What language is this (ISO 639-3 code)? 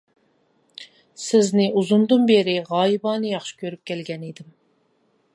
uig